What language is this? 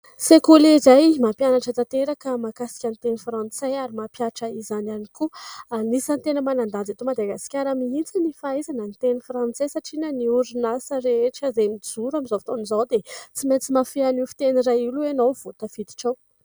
Malagasy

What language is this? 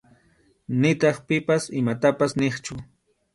Arequipa-La Unión Quechua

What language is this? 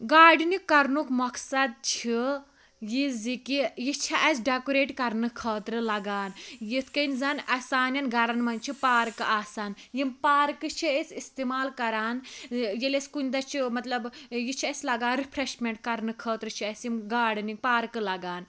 Kashmiri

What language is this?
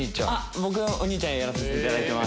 Japanese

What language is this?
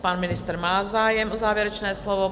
Czech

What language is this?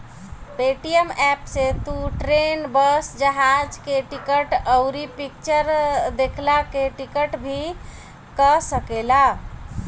Bhojpuri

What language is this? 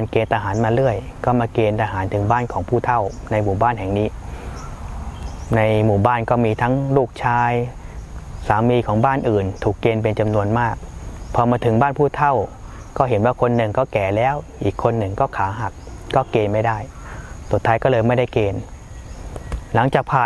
Thai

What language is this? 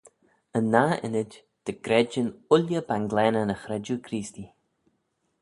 Manx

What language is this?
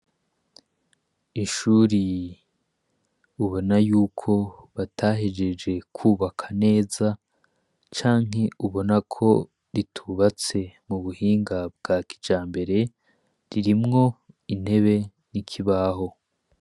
Rundi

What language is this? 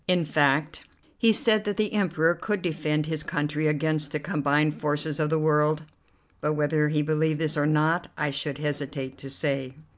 English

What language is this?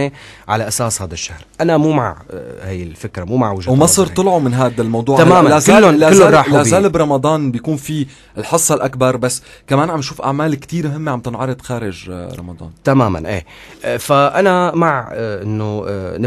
Arabic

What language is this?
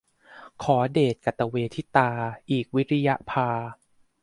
Thai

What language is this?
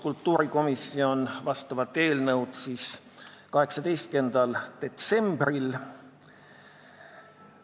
Estonian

